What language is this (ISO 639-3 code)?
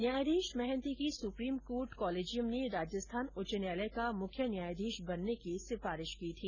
hin